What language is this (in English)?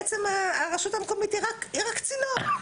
Hebrew